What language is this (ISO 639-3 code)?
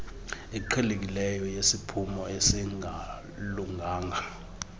xho